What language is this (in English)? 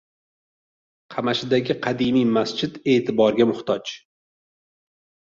Uzbek